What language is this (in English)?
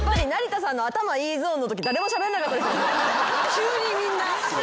Japanese